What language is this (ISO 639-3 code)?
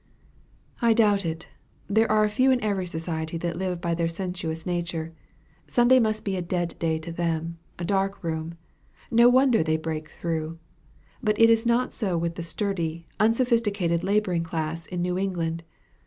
eng